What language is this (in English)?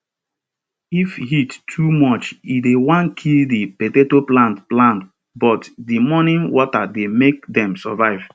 Nigerian Pidgin